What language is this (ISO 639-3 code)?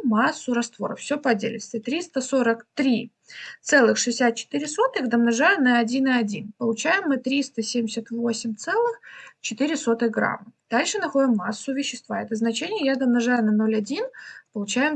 rus